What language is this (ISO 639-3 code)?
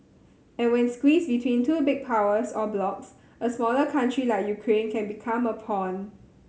eng